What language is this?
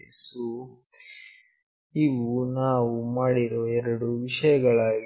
Kannada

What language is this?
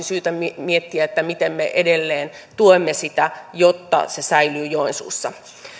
Finnish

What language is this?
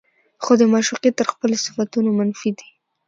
Pashto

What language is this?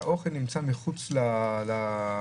Hebrew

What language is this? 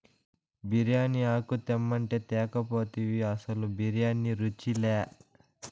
Telugu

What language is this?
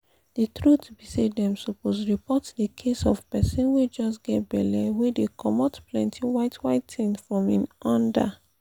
Nigerian Pidgin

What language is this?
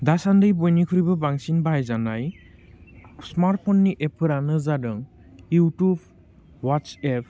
Bodo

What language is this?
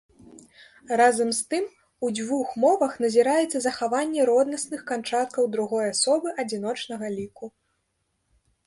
Belarusian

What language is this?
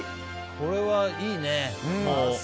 Japanese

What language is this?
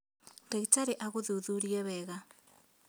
Kikuyu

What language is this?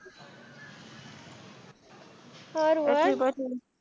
Gujarati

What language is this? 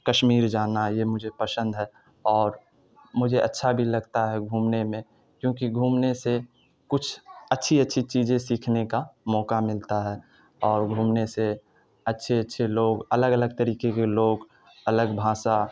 Urdu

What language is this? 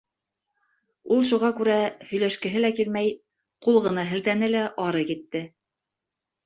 Bashkir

